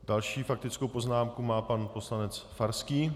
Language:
Czech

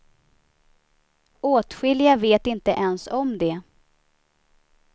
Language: Swedish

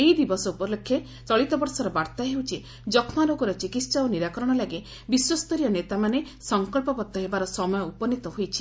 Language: Odia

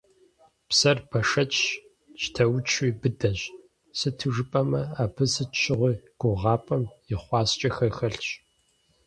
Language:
Kabardian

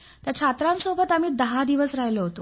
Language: Marathi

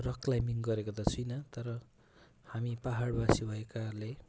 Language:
Nepali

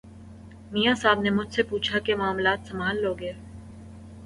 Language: Urdu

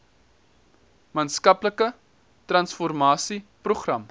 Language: Afrikaans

